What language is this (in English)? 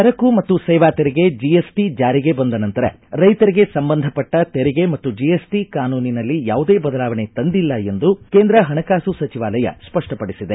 Kannada